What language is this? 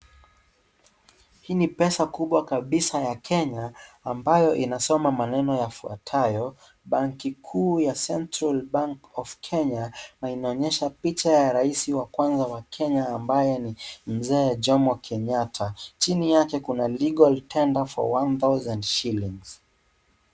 Swahili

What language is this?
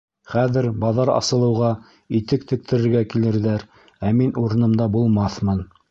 Bashkir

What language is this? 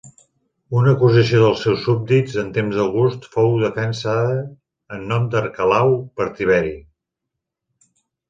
Catalan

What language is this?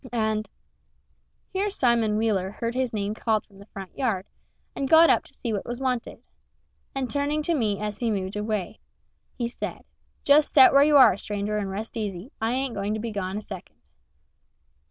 English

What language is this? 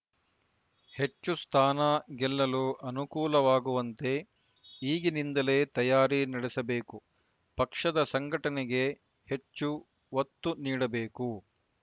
Kannada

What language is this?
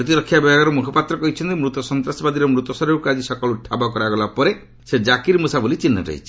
Odia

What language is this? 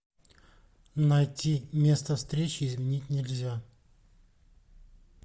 Russian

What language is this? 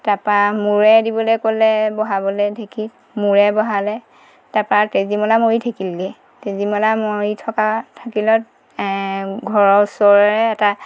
Assamese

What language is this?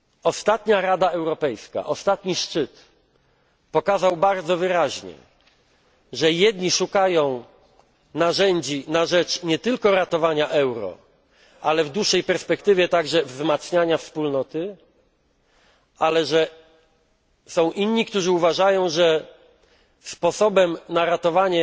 Polish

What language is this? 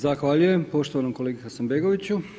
Croatian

